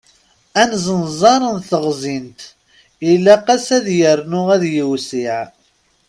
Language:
Kabyle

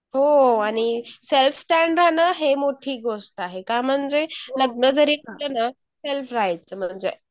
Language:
Marathi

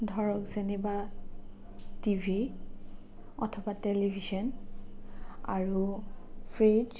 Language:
Assamese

